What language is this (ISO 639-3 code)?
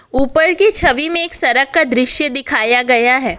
hin